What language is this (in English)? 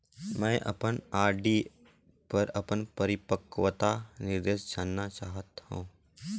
Chhattisgarhi